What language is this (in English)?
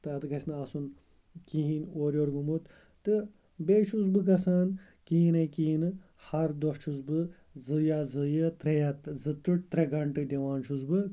Kashmiri